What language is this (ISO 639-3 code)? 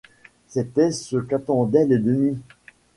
fra